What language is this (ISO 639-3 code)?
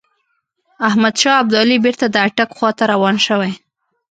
pus